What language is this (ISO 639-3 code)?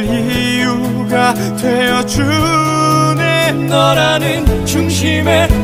kor